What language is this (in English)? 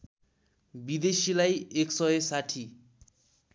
Nepali